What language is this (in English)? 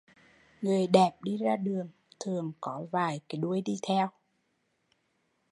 Vietnamese